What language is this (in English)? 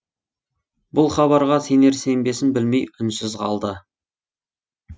Kazakh